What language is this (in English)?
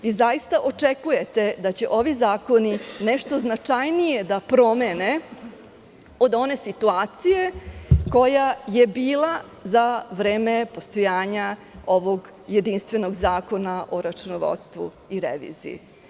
Serbian